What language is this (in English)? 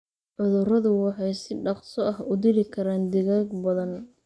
Somali